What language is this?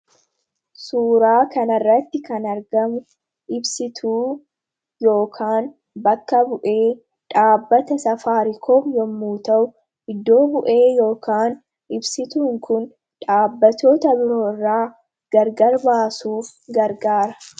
Oromo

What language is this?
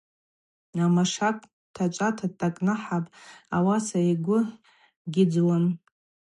Abaza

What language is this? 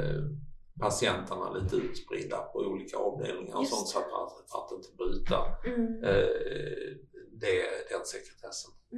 Swedish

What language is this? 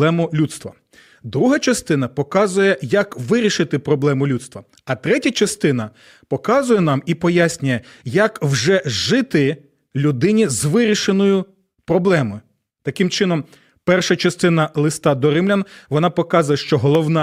Ukrainian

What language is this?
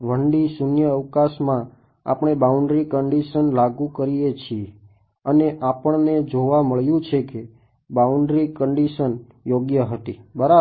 Gujarati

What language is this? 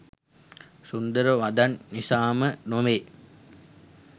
Sinhala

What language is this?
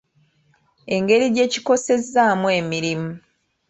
Ganda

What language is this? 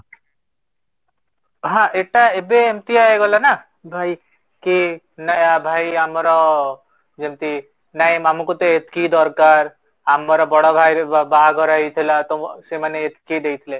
Odia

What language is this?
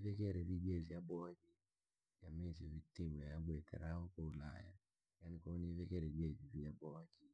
Langi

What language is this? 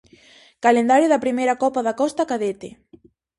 Galician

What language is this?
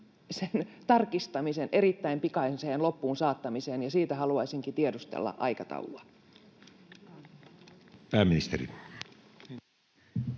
Finnish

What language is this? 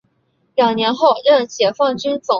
Chinese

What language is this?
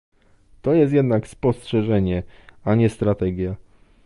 Polish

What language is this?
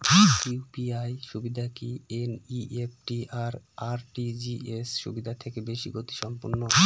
Bangla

